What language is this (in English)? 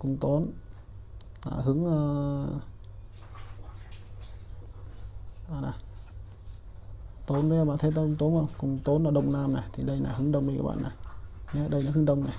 Vietnamese